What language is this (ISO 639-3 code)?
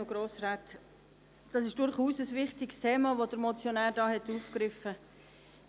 gsw